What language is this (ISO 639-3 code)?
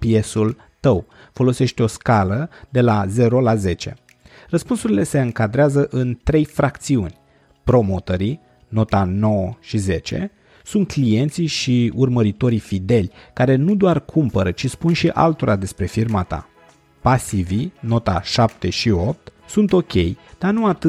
ron